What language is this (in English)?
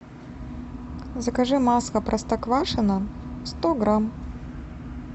Russian